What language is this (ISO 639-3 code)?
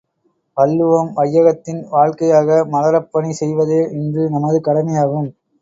tam